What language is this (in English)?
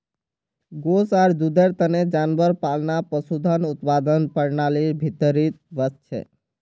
Magahi